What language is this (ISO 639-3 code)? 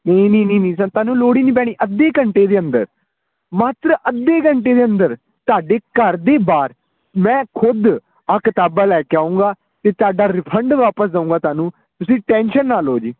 pan